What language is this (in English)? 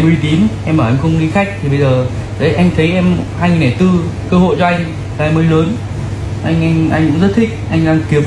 Vietnamese